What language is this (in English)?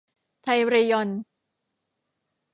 Thai